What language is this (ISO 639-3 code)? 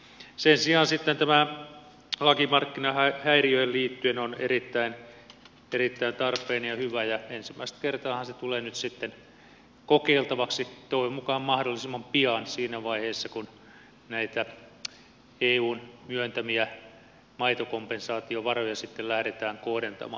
fin